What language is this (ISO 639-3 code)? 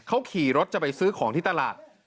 tha